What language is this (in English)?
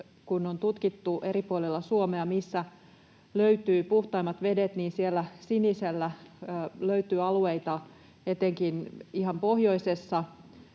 Finnish